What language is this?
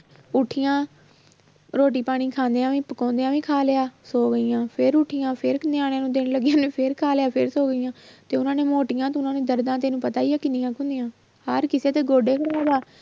Punjabi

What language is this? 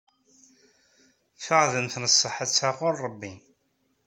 Kabyle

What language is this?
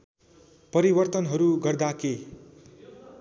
Nepali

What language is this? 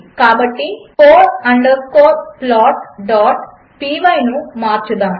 Telugu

